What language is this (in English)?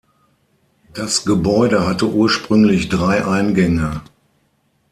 German